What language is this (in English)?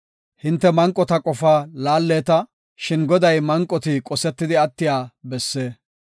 Gofa